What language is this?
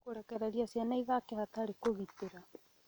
Kikuyu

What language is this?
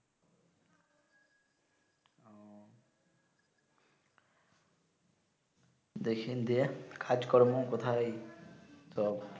Bangla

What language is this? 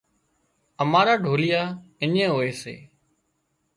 Wadiyara Koli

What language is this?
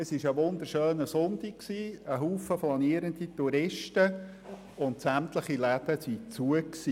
Swiss German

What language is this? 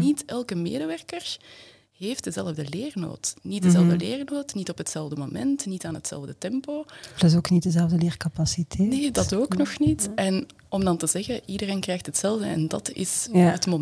Dutch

